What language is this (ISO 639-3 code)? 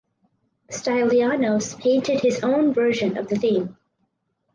eng